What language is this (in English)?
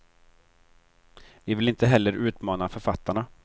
Swedish